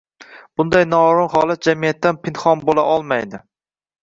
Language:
Uzbek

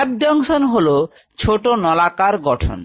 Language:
Bangla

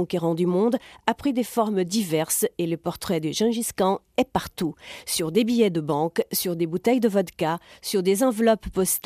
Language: French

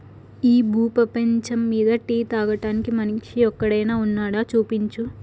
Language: Telugu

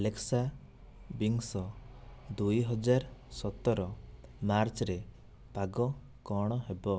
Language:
Odia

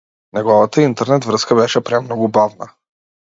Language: Macedonian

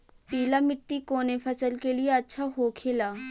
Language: Bhojpuri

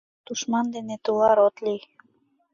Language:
Mari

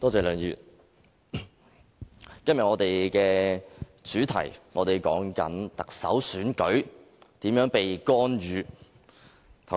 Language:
Cantonese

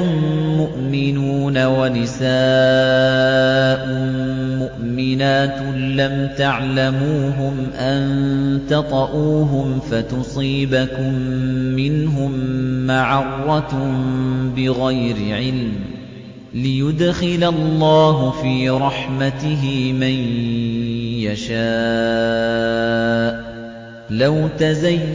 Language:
Arabic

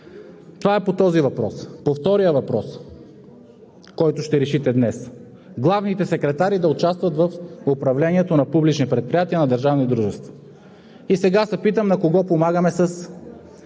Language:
Bulgarian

